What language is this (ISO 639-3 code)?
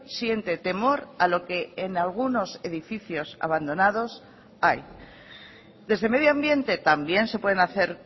spa